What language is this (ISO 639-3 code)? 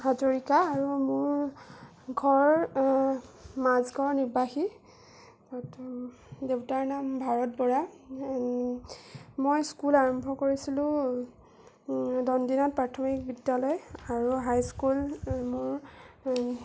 asm